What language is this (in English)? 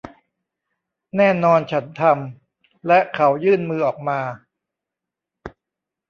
Thai